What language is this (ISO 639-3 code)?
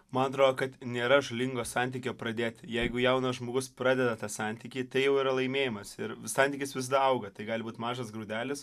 lit